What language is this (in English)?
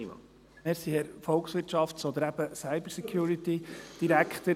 Swiss German